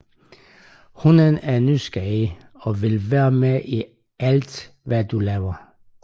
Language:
Danish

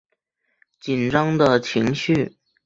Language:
Chinese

